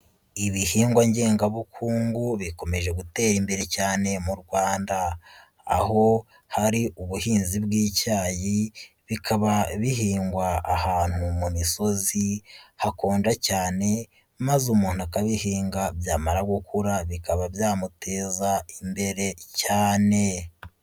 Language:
Kinyarwanda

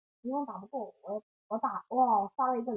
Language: Chinese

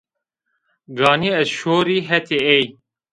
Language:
Zaza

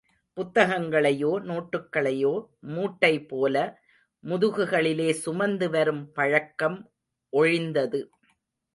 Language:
Tamil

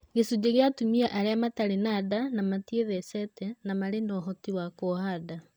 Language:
Kikuyu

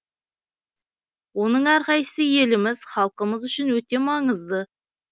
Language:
Kazakh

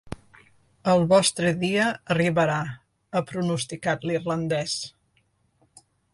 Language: Catalan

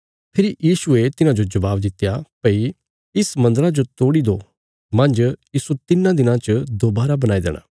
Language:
Bilaspuri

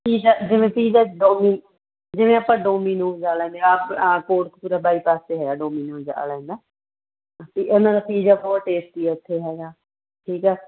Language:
Punjabi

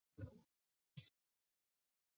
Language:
Chinese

